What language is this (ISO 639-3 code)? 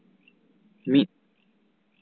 sat